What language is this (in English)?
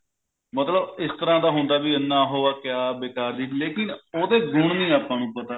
Punjabi